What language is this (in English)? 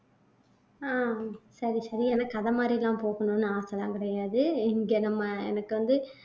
Tamil